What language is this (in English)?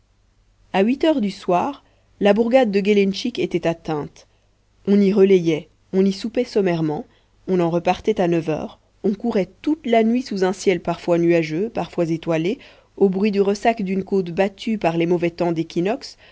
French